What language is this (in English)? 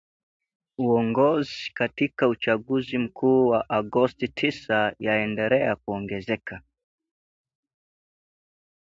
Swahili